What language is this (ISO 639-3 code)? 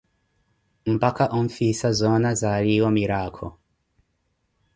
eko